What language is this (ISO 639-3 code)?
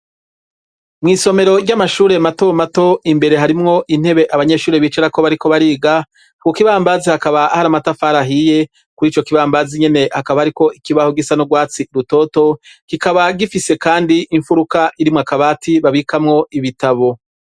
run